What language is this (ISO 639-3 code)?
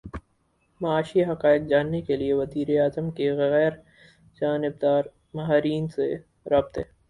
urd